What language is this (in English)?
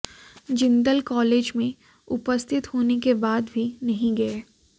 Hindi